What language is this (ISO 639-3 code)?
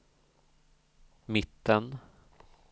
swe